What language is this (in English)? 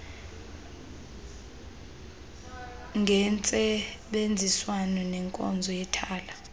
Xhosa